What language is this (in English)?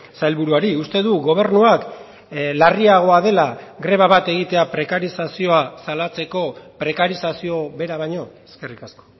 Basque